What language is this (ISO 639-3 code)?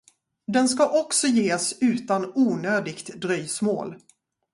swe